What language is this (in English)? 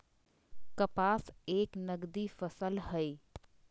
Magahi